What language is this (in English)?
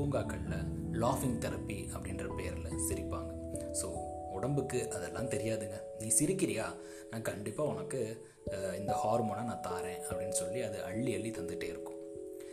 Tamil